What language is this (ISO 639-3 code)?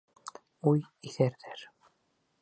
bak